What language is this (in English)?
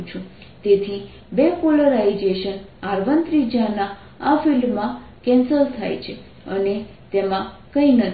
Gujarati